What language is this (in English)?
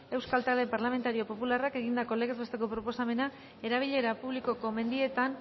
Basque